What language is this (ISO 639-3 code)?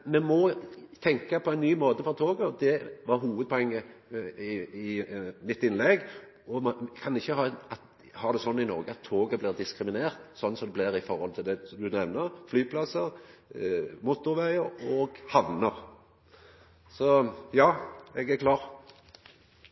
nno